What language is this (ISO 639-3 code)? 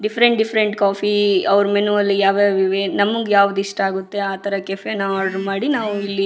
kan